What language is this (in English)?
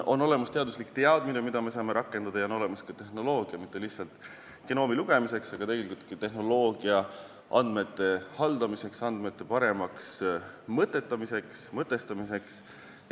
Estonian